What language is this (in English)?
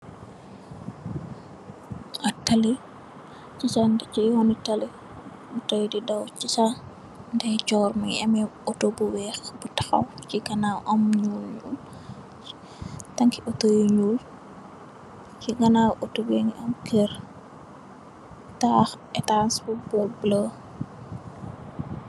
Wolof